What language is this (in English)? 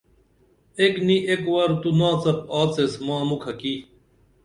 Dameli